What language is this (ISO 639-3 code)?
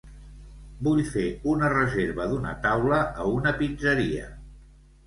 cat